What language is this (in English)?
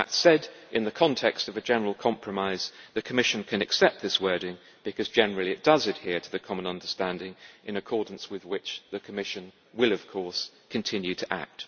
English